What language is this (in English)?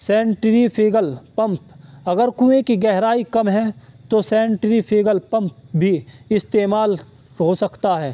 Urdu